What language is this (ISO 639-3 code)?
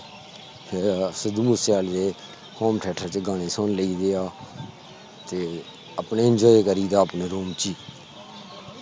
pan